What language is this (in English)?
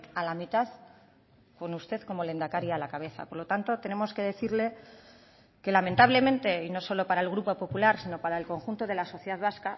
Spanish